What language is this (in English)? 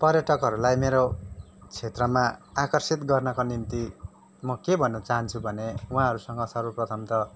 Nepali